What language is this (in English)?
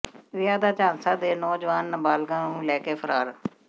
Punjabi